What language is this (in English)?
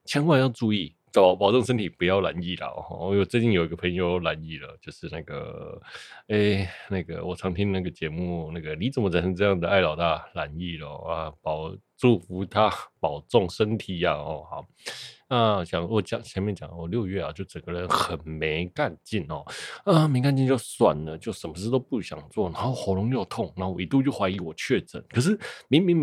Chinese